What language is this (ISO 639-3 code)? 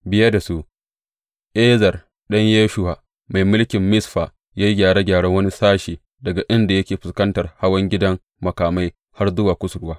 hau